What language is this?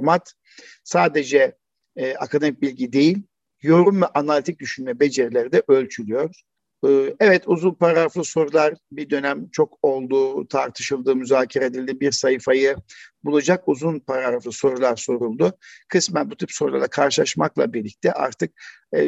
Turkish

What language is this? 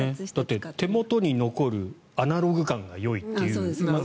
Japanese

